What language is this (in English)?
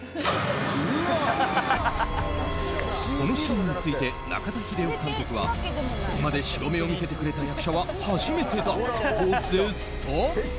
Japanese